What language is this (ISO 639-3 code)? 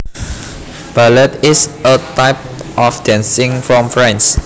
jav